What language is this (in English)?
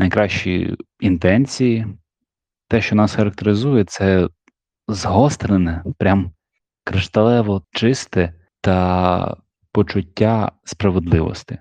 Ukrainian